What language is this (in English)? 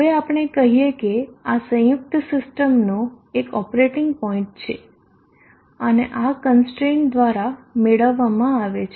Gujarati